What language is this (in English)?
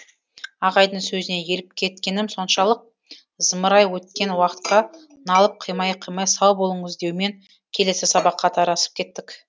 Kazakh